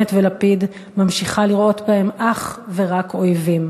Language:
Hebrew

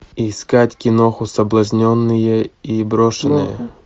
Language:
Russian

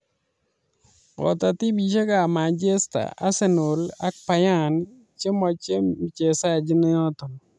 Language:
Kalenjin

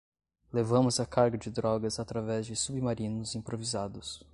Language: Portuguese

